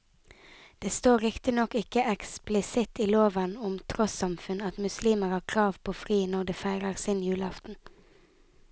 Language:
Norwegian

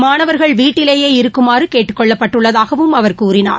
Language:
Tamil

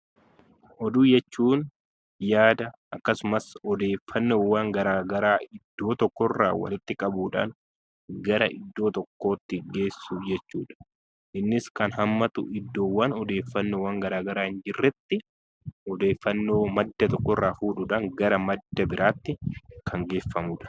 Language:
Oromo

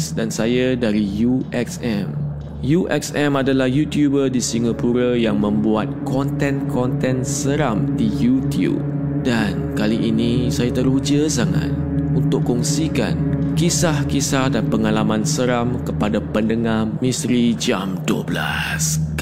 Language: Malay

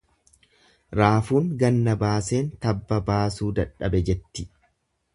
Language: Oromo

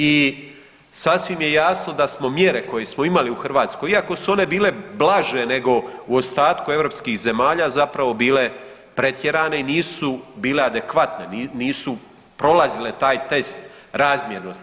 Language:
Croatian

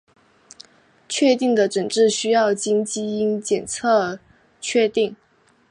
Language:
Chinese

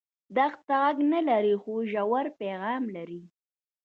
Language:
Pashto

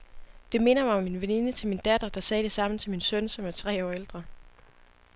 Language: Danish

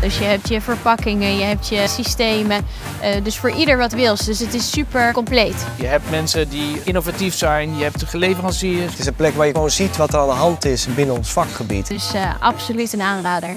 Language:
Dutch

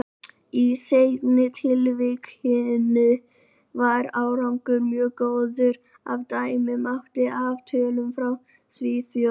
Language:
Icelandic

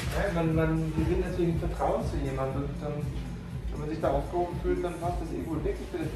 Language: German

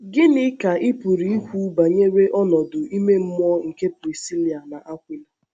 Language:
Igbo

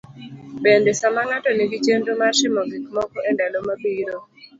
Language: Luo (Kenya and Tanzania)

